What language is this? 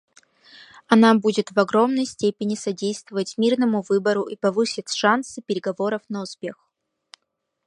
Russian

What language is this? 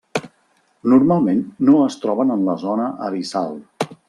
Catalan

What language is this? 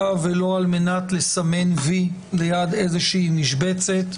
Hebrew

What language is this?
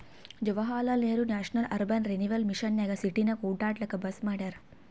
Kannada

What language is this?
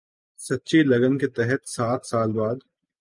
Urdu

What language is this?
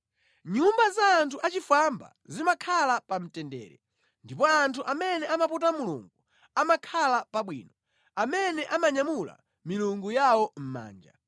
Nyanja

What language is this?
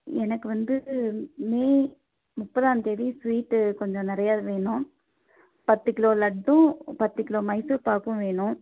Tamil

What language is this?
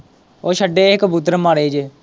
Punjabi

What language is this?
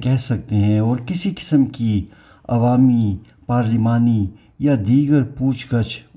Urdu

